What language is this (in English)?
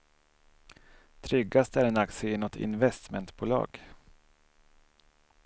Swedish